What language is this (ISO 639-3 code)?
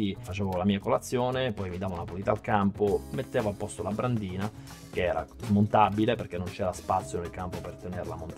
ita